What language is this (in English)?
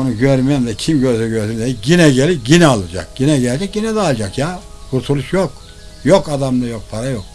Turkish